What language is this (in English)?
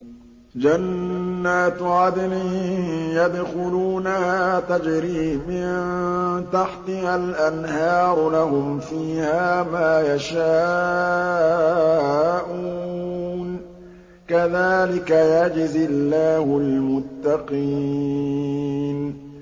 Arabic